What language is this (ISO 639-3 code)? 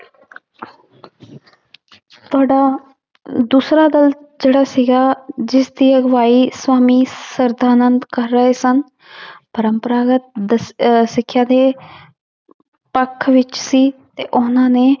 pan